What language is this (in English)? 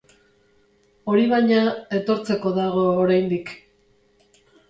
Basque